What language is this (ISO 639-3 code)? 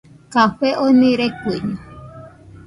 hux